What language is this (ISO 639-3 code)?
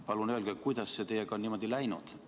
est